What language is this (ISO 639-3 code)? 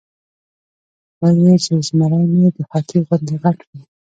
pus